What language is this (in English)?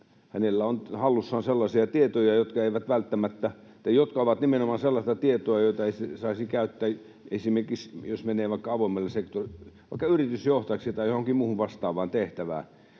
Finnish